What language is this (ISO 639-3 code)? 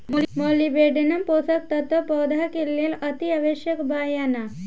bho